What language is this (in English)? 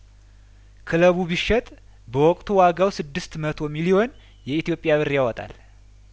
Amharic